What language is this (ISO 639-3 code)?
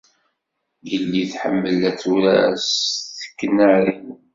kab